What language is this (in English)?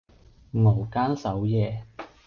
Cantonese